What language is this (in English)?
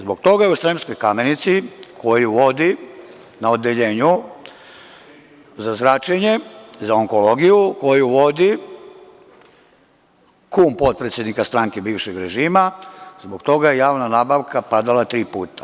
Serbian